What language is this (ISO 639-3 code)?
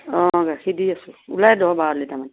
asm